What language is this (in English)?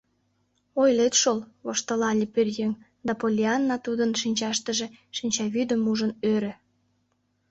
Mari